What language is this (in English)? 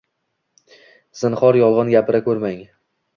Uzbek